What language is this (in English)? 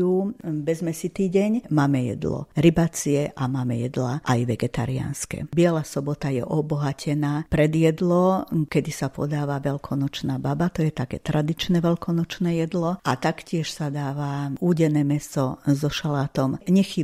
Slovak